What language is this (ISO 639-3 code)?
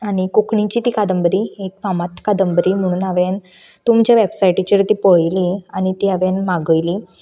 kok